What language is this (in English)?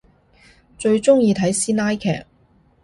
Cantonese